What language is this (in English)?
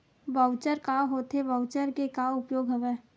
Chhattisgarhi